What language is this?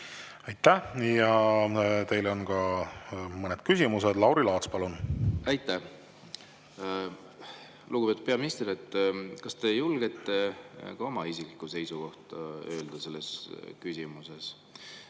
Estonian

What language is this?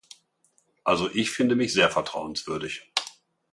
German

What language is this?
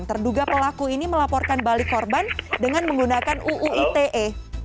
Indonesian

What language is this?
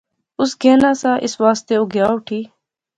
Pahari-Potwari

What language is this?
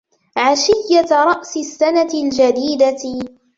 Arabic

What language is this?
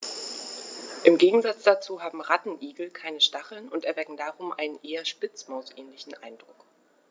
German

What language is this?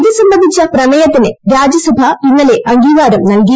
Malayalam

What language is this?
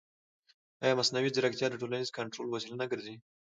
Pashto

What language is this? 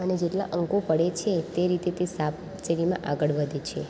Gujarati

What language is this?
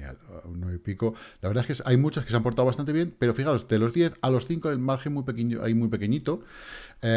Spanish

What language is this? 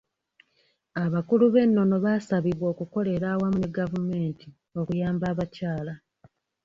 Ganda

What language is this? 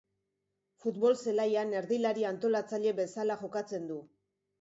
Basque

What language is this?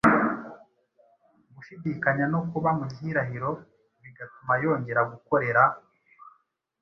Kinyarwanda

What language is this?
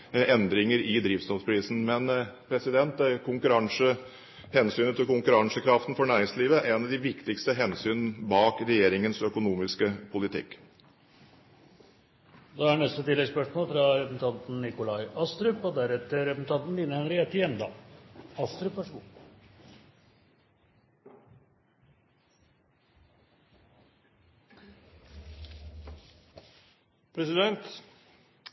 Norwegian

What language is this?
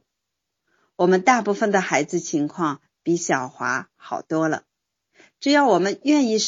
Chinese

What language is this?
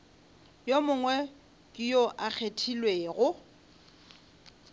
Northern Sotho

